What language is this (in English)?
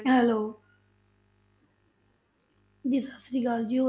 Punjabi